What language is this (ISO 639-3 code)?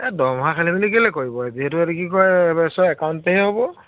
asm